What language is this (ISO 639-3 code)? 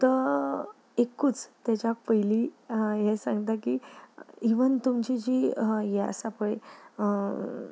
kok